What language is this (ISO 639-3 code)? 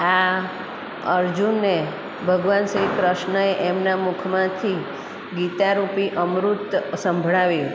guj